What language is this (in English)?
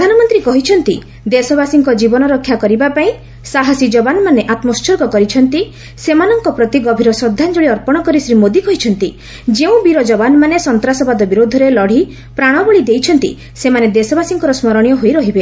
Odia